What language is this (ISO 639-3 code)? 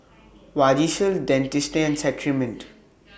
eng